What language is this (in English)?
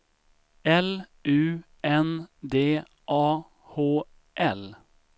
Swedish